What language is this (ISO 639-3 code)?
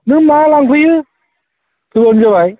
brx